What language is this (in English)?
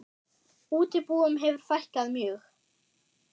Icelandic